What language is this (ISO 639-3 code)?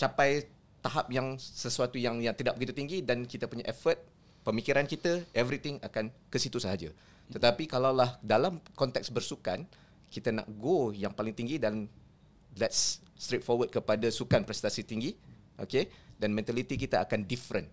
msa